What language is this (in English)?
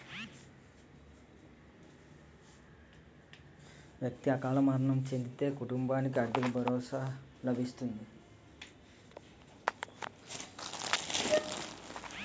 Telugu